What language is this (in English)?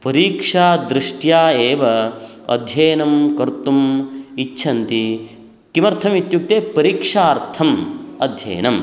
Sanskrit